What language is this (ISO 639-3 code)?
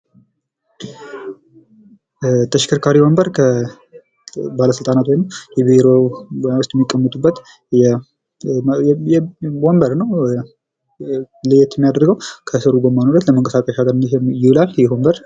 amh